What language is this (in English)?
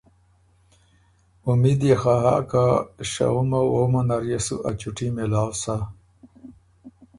Ormuri